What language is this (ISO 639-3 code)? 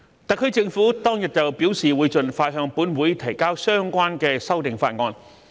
yue